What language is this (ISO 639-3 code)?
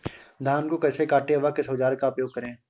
hin